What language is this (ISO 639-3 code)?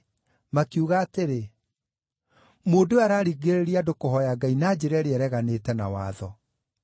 kik